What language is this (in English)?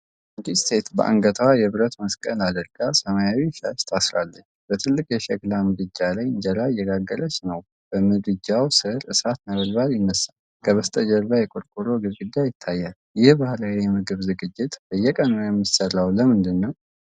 Amharic